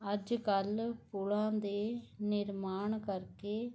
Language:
Punjabi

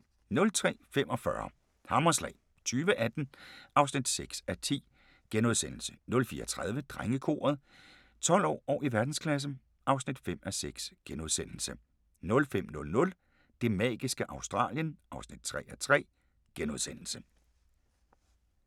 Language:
Danish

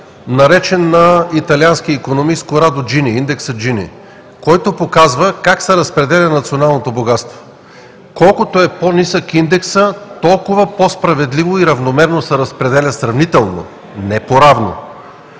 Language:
Bulgarian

